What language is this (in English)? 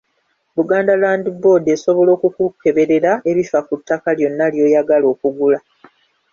Ganda